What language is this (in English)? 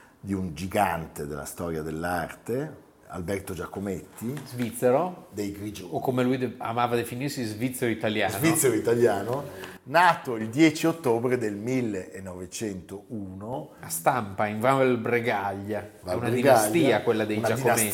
Italian